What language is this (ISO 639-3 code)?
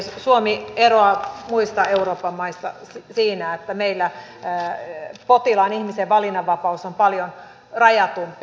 fin